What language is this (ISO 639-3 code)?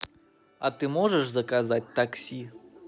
rus